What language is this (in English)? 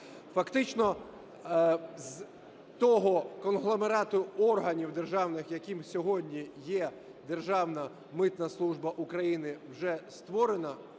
Ukrainian